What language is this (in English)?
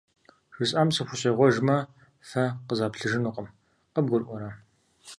Kabardian